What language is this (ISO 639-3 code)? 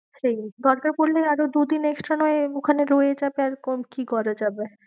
ben